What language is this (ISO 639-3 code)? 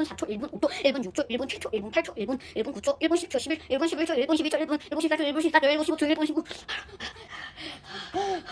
kor